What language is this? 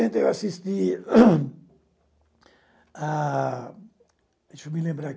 Portuguese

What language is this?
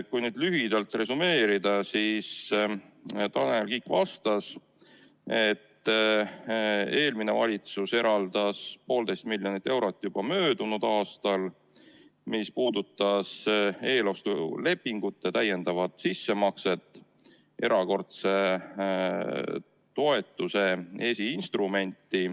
Estonian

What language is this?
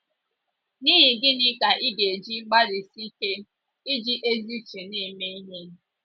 Igbo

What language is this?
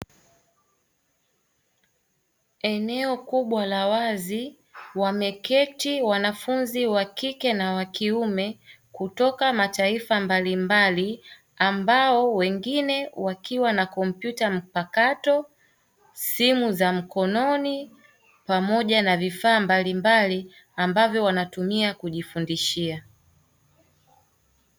Swahili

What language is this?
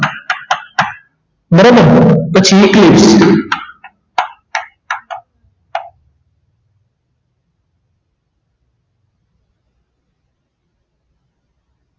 Gujarati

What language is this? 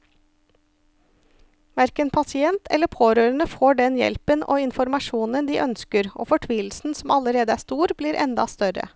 Norwegian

